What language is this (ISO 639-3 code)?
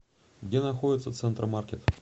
rus